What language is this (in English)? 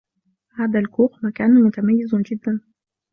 Arabic